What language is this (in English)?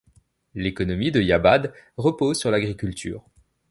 French